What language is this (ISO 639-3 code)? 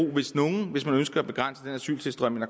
dan